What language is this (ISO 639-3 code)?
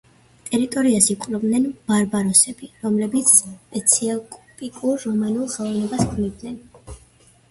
kat